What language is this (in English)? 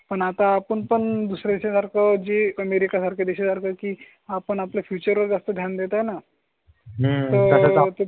Marathi